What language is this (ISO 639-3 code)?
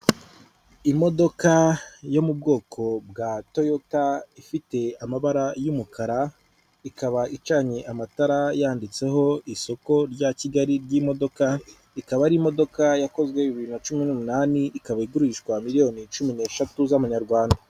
kin